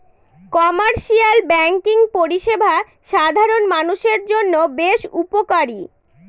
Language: Bangla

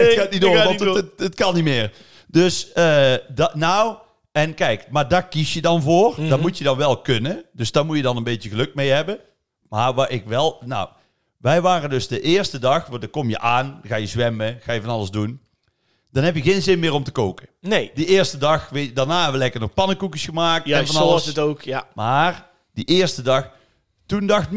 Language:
Dutch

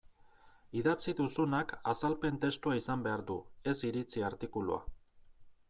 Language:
Basque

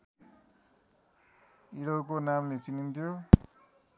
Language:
Nepali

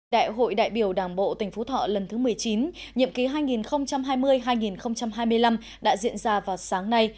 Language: Vietnamese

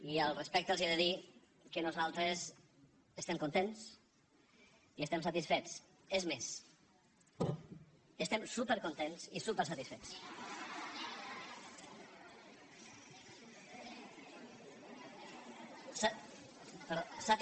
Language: Catalan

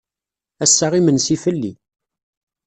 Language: Kabyle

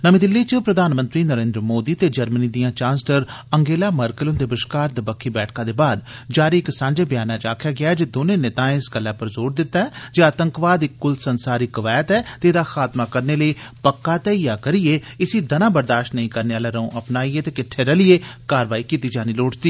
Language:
Dogri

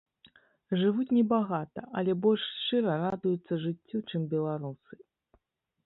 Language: Belarusian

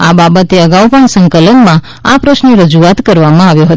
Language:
Gujarati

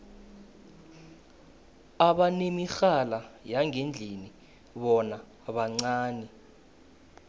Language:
South Ndebele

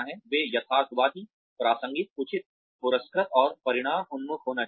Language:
Hindi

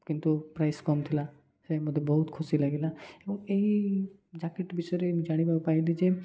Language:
Odia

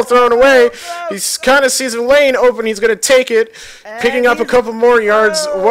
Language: English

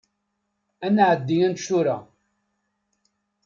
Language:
Kabyle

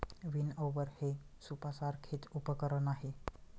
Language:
Marathi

